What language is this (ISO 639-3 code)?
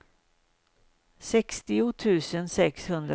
swe